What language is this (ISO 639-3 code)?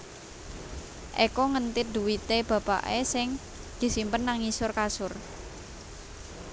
jav